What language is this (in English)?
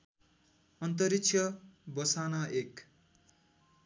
Nepali